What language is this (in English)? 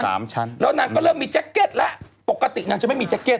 Thai